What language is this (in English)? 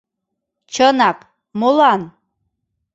Mari